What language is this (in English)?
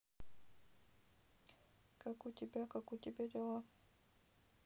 Russian